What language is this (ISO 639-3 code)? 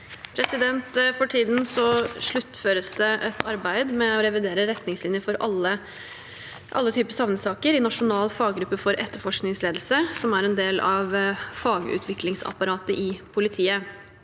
nor